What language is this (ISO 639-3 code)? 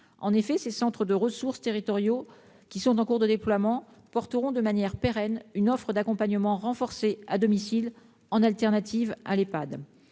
fra